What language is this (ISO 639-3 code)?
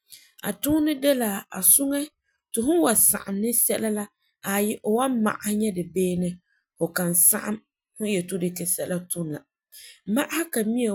gur